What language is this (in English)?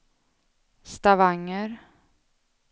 Swedish